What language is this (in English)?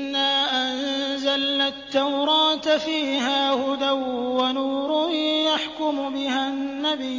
Arabic